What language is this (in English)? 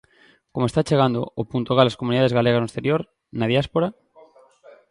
Galician